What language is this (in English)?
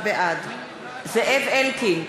Hebrew